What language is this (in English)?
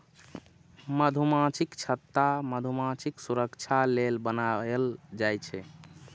Maithili